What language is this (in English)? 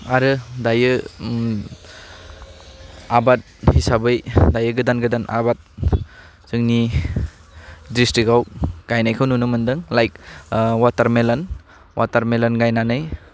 Bodo